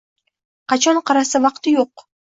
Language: Uzbek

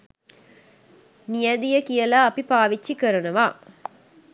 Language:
Sinhala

